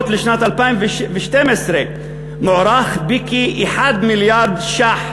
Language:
Hebrew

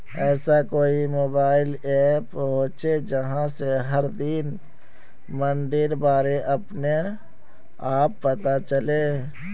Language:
Magahi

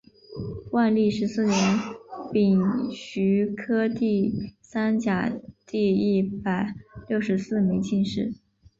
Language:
Chinese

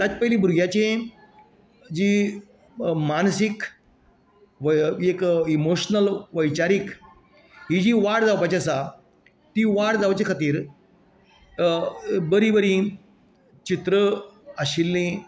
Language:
Konkani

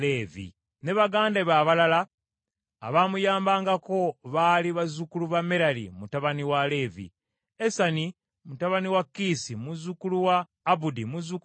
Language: Ganda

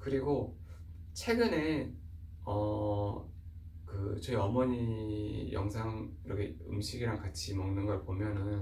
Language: Korean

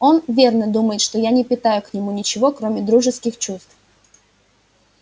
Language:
Russian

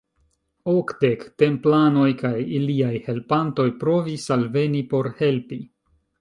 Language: Esperanto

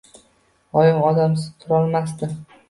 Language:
Uzbek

